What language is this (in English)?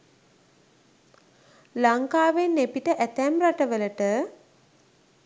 Sinhala